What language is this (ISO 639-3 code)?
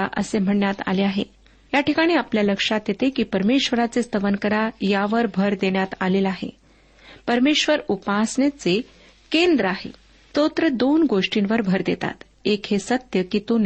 mar